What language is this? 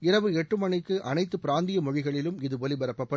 Tamil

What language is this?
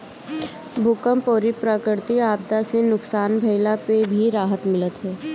Bhojpuri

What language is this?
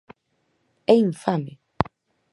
Galician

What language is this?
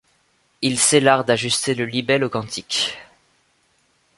French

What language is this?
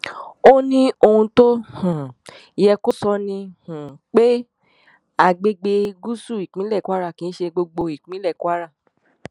Yoruba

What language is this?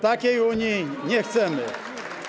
Polish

